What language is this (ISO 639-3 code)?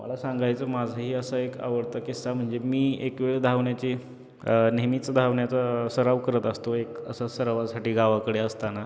mar